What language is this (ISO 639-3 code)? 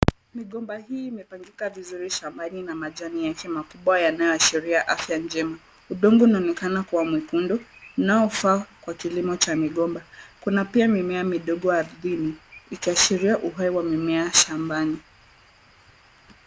swa